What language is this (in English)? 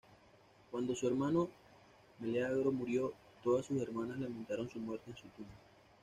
Spanish